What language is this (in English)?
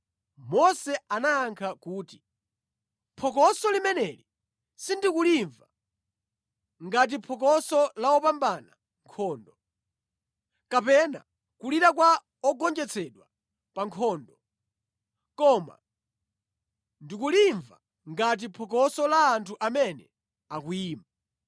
Nyanja